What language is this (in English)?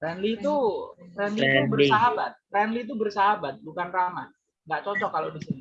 Indonesian